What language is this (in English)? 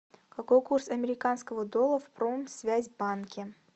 Russian